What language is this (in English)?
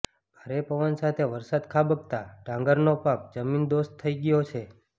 Gujarati